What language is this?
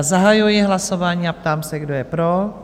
Czech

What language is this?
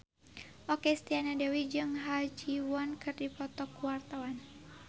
Sundanese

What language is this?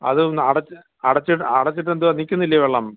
Malayalam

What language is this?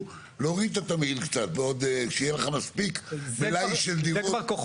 Hebrew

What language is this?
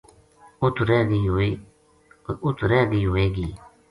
Gujari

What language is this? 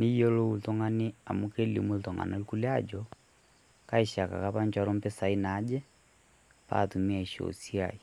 Masai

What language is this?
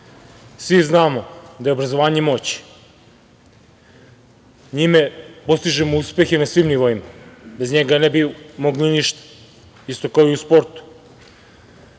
Serbian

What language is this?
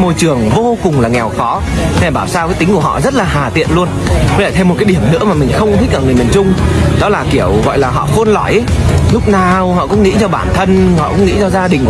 Vietnamese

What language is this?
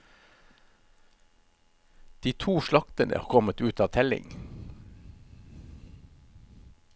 Norwegian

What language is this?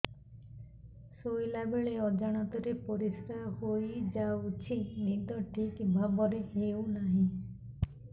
Odia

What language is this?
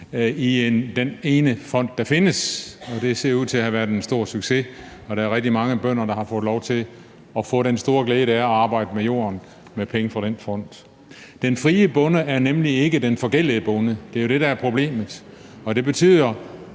Danish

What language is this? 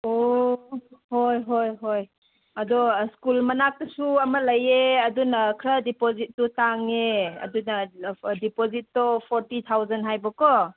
Manipuri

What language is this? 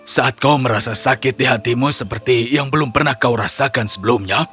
Indonesian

